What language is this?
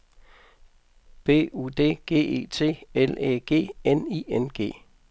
Danish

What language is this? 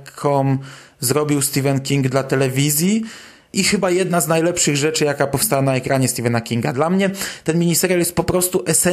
Polish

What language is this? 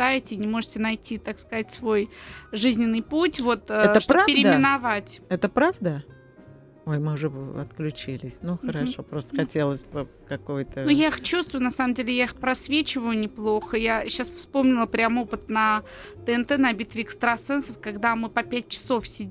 Russian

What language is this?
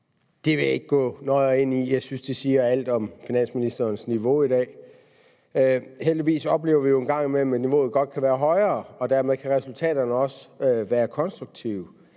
Danish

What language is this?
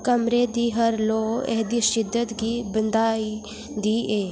Dogri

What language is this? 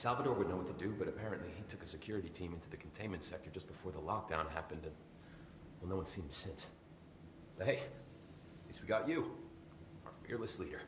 Japanese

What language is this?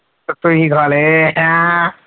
Punjabi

